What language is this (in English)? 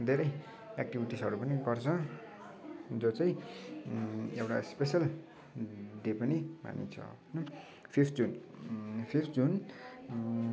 Nepali